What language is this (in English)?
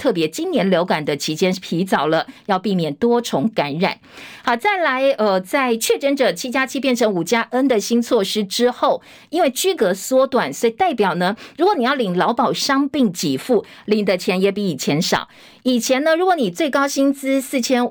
Chinese